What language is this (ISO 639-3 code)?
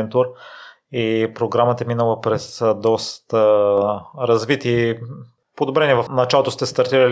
bul